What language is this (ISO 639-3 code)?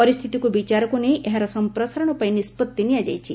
ori